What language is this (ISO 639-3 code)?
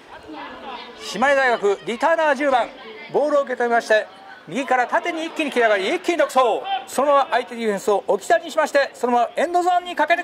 jpn